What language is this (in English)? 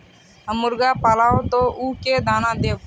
Magahi